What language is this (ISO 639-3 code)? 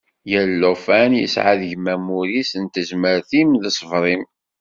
kab